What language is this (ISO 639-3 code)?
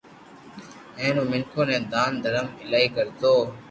lrk